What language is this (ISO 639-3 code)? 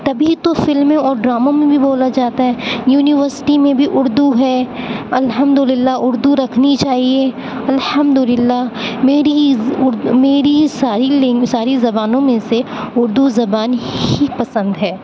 urd